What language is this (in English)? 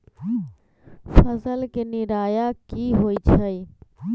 Magahi